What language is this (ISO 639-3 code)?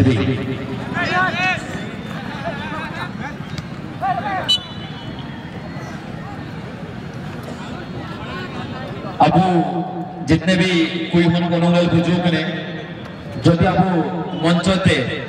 ind